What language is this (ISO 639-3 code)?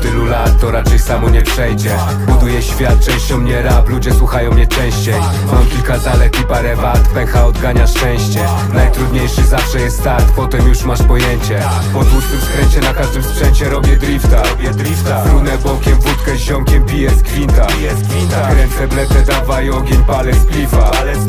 pol